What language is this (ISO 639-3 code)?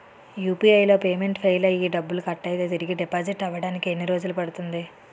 tel